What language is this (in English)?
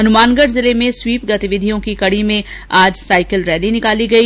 Hindi